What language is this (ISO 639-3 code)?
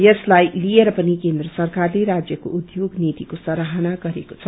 nep